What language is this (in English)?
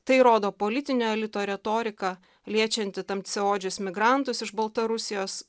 Lithuanian